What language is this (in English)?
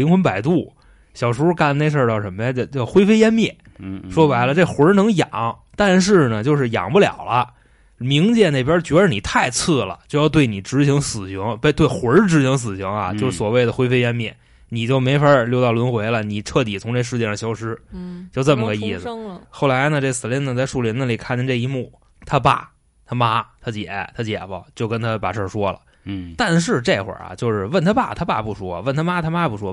Chinese